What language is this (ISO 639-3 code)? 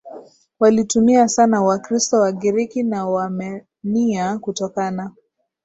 swa